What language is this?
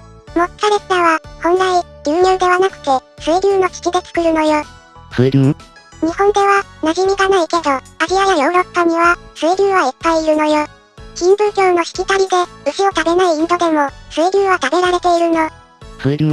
Japanese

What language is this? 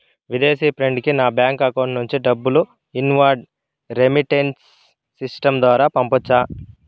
Telugu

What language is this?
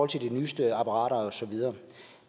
Danish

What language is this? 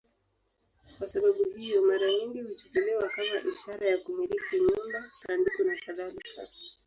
Swahili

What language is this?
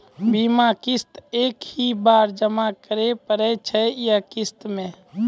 Maithili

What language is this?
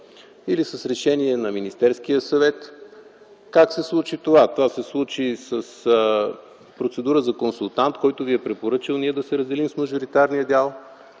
Bulgarian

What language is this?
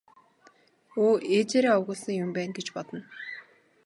Mongolian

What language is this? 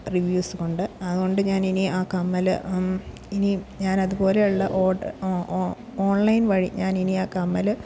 Malayalam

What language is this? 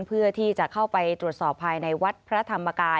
Thai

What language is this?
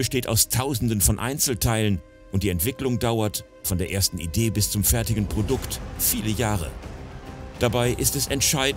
German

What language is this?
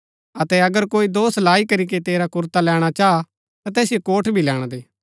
Gaddi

